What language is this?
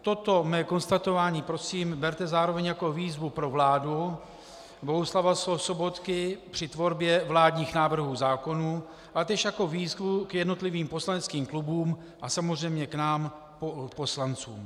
Czech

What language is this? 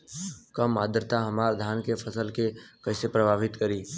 Bhojpuri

